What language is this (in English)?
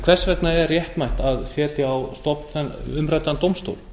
Icelandic